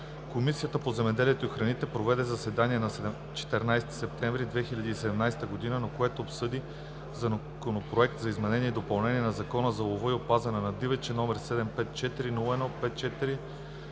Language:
Bulgarian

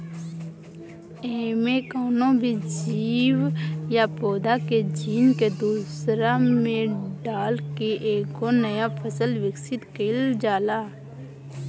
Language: Bhojpuri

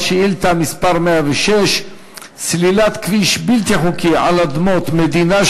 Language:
Hebrew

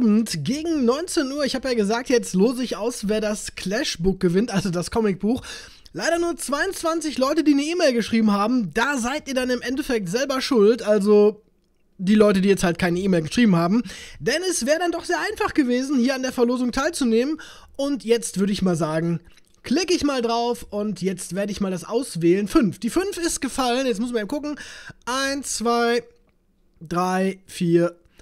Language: German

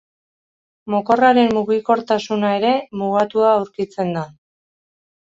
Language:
Basque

